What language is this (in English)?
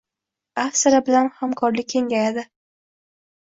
Uzbek